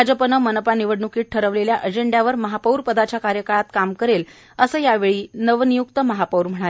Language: Marathi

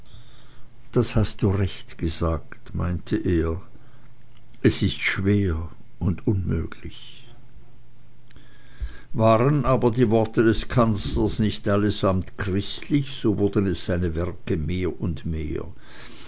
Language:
German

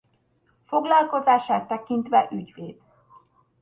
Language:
Hungarian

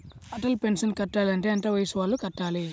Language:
Telugu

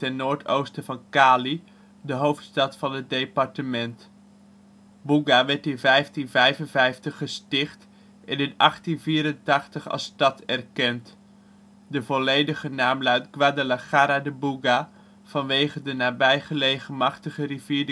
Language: Dutch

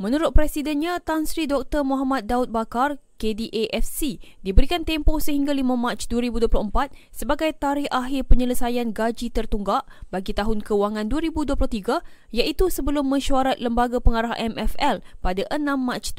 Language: Malay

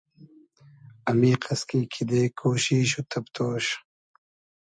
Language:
Hazaragi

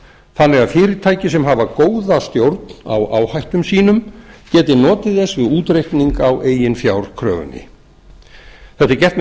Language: Icelandic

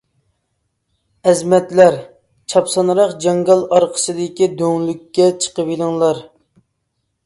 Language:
Uyghur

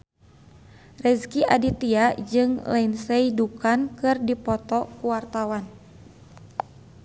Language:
Sundanese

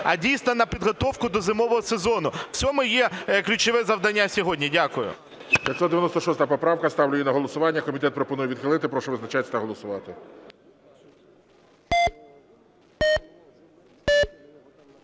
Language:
Ukrainian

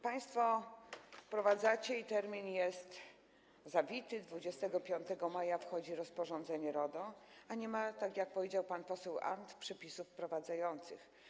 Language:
Polish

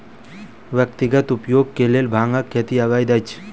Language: Maithili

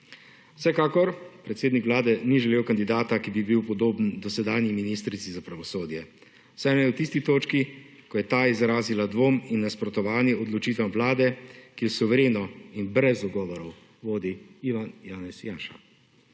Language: Slovenian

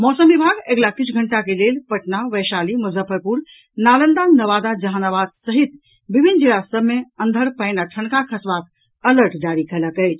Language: Maithili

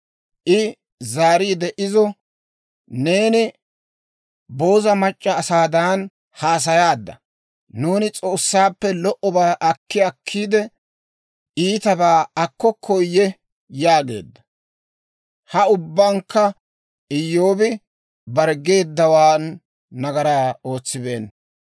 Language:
Dawro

